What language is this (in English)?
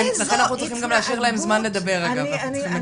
Hebrew